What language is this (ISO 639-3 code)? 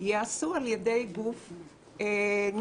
heb